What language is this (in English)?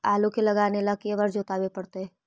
Magahi